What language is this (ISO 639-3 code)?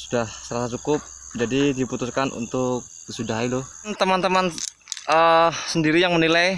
ind